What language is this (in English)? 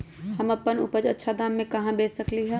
Magahi